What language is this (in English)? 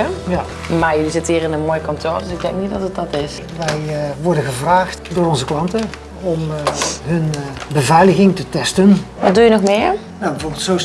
Dutch